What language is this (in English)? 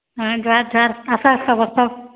Odia